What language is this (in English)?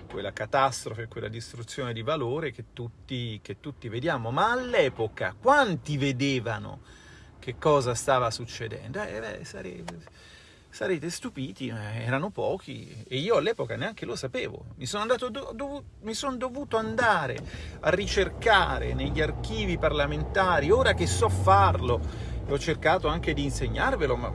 Italian